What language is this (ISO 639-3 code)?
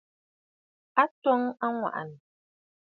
bfd